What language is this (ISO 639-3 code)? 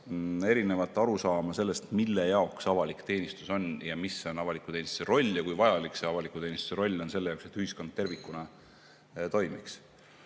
est